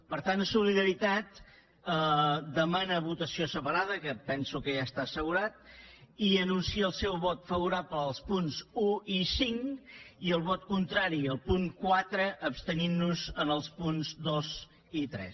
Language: Catalan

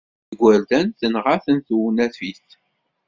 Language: Kabyle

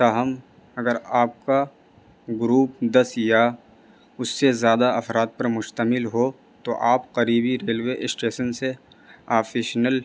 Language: Urdu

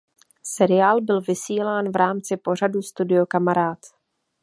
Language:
Czech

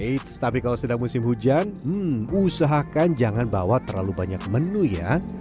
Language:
Indonesian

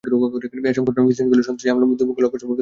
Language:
Bangla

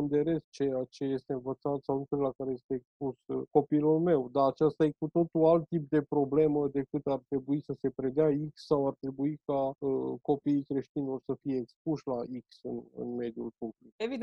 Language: Romanian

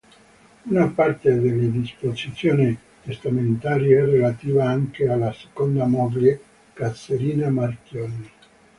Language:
Italian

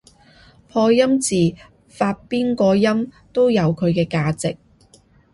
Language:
Cantonese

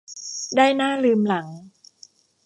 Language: Thai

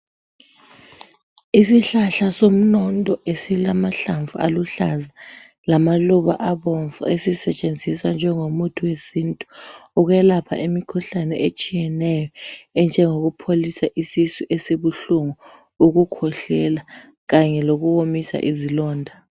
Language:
North Ndebele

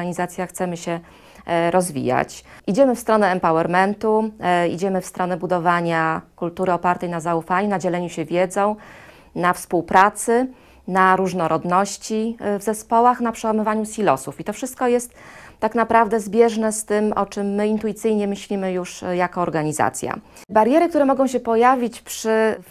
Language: Polish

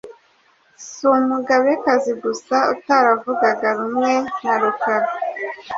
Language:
Kinyarwanda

